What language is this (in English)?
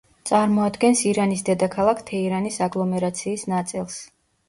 Georgian